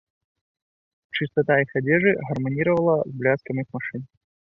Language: Belarusian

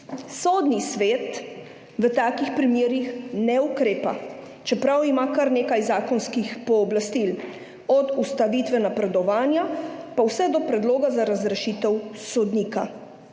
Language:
Slovenian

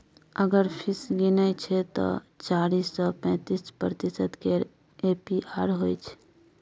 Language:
Maithili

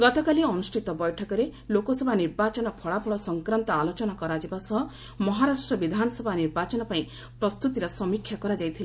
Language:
Odia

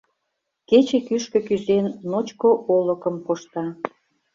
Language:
Mari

